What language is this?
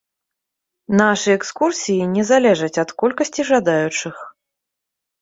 Belarusian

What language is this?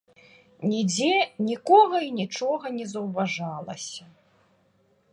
Belarusian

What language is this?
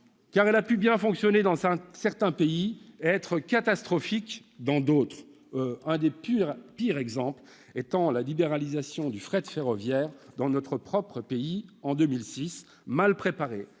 French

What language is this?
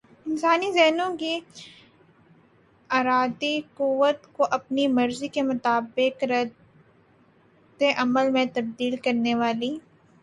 Urdu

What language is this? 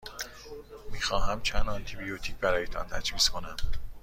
Persian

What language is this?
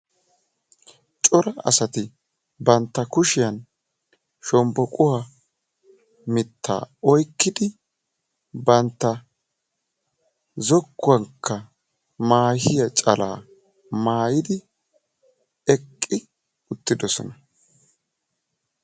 Wolaytta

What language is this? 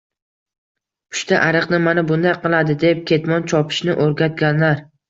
Uzbek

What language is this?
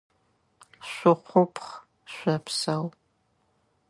Adyghe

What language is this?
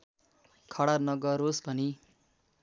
Nepali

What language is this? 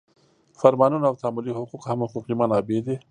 Pashto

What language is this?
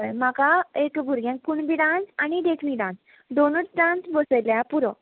Konkani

